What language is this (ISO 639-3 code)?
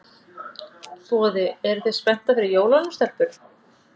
isl